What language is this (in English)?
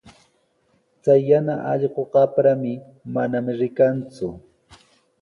Sihuas Ancash Quechua